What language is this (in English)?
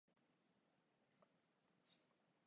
Japanese